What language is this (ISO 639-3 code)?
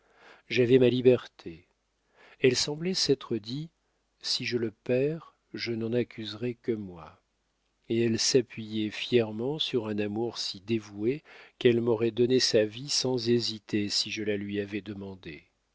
fra